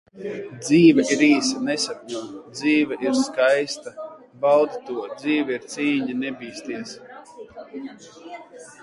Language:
Latvian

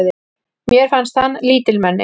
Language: Icelandic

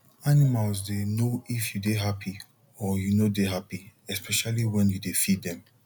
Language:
Nigerian Pidgin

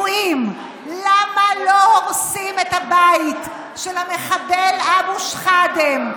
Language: Hebrew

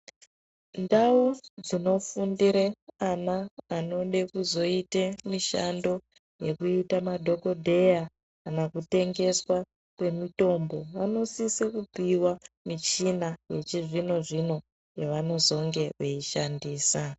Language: Ndau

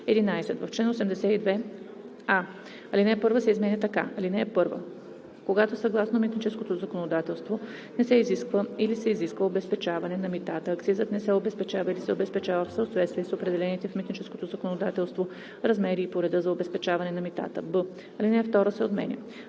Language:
Bulgarian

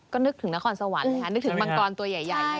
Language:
Thai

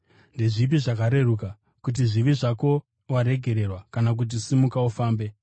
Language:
Shona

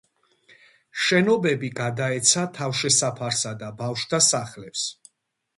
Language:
Georgian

